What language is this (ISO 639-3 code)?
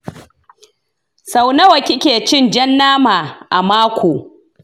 hau